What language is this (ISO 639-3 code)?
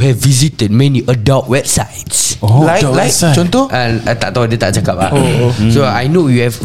msa